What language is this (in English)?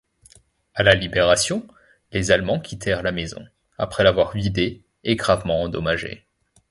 French